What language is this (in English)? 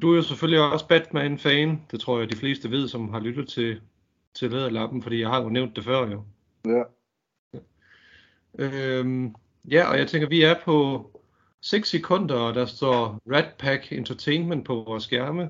Danish